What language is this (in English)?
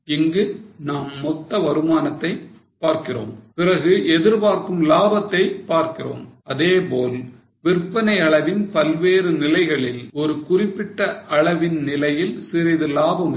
Tamil